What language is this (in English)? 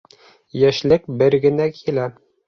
Bashkir